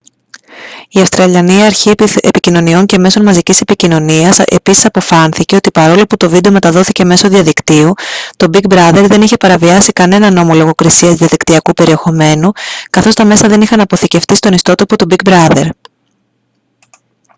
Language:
Greek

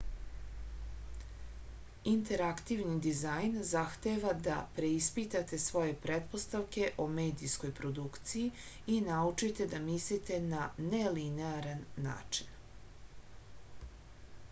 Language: Serbian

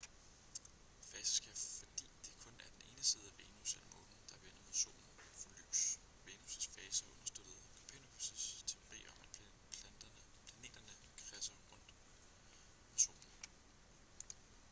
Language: Danish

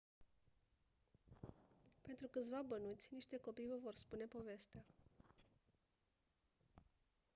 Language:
Romanian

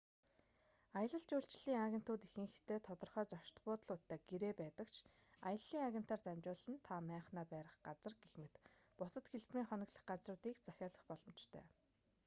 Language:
Mongolian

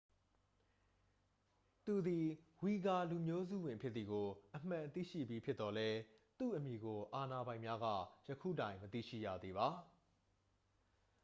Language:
Burmese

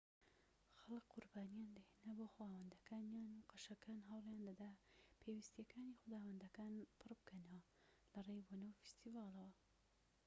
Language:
Central Kurdish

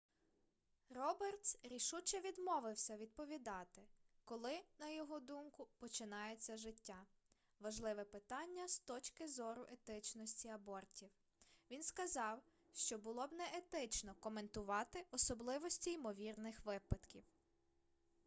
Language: Ukrainian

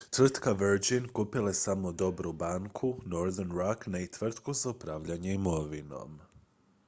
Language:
Croatian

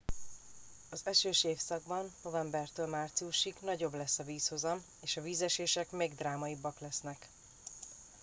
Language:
Hungarian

